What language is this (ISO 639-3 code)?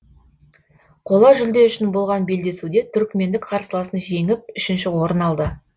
kaz